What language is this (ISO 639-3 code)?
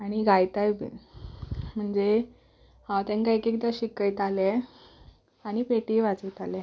kok